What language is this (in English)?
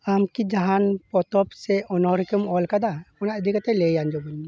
Santali